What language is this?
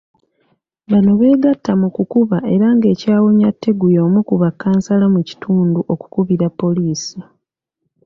Ganda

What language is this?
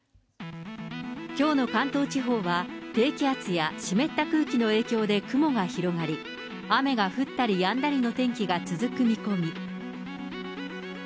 Japanese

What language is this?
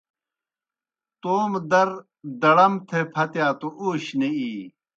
Kohistani Shina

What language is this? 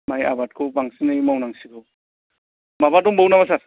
Bodo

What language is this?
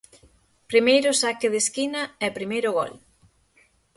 Galician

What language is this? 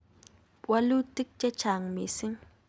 Kalenjin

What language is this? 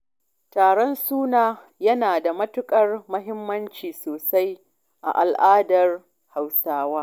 Hausa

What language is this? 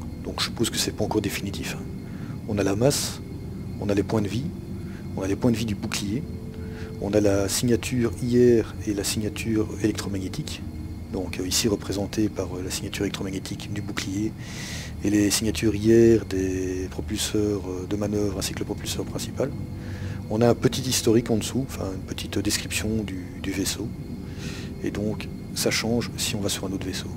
French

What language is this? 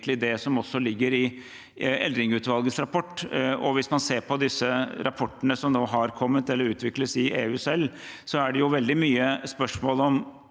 Norwegian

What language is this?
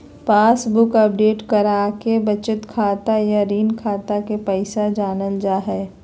Magahi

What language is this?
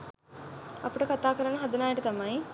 Sinhala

